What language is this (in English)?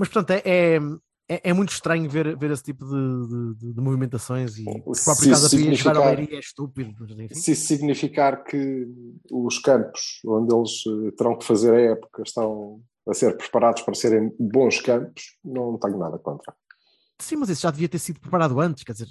Portuguese